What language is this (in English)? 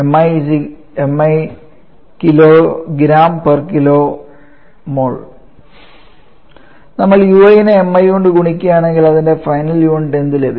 Malayalam